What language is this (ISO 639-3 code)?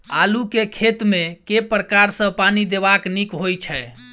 mai